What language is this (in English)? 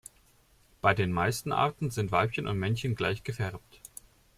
German